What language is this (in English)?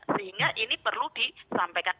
Indonesian